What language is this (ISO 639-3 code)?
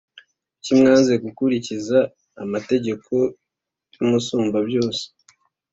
kin